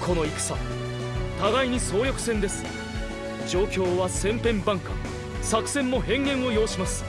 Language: Japanese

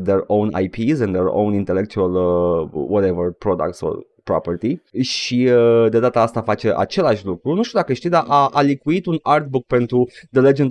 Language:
Romanian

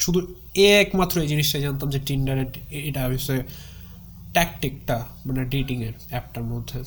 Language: Bangla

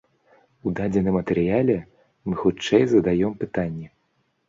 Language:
Belarusian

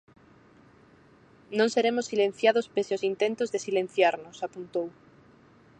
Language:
Galician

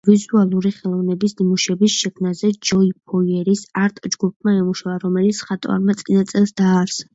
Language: Georgian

